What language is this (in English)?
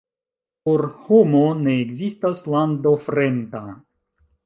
Esperanto